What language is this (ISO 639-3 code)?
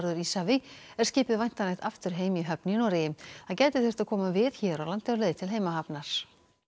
isl